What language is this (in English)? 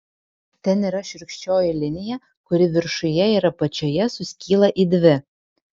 Lithuanian